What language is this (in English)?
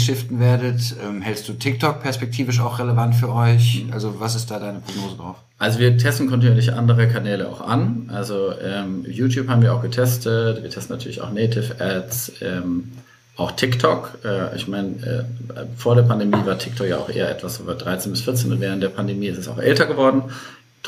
German